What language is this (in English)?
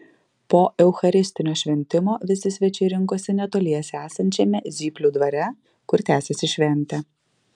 Lithuanian